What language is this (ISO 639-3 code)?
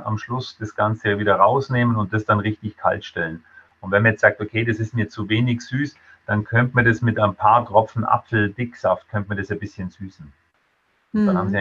deu